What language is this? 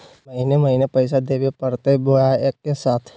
Magahi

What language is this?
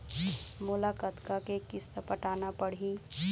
Chhattisgarhi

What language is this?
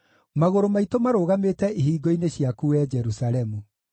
Kikuyu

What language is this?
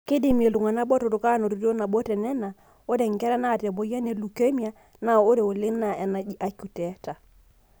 Masai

